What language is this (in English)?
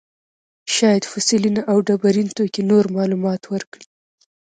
Pashto